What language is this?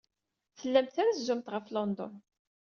Kabyle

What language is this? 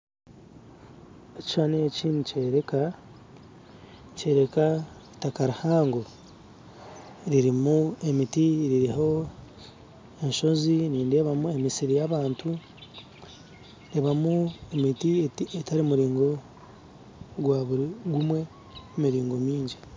Nyankole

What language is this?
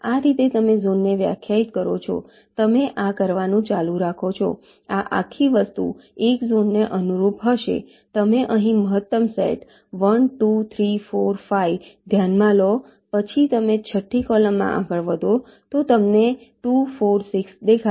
Gujarati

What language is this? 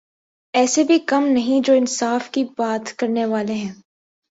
Urdu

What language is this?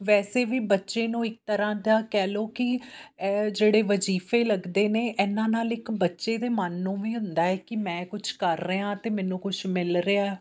Punjabi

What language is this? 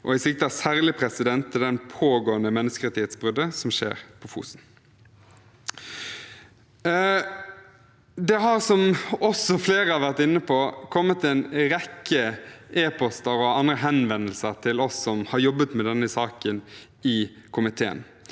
Norwegian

